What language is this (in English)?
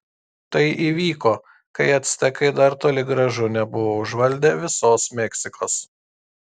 Lithuanian